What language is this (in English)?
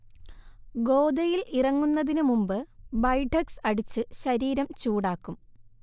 Malayalam